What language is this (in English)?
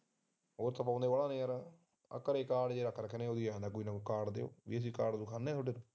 Punjabi